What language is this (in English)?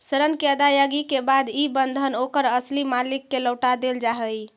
Magahi